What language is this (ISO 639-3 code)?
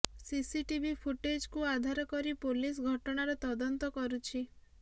ori